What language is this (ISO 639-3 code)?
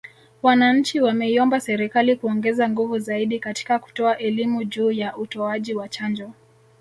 swa